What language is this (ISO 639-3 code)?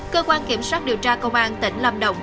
vie